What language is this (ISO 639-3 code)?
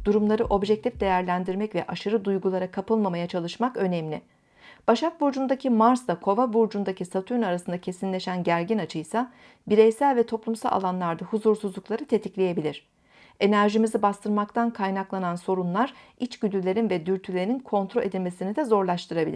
tur